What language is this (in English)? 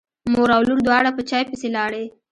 Pashto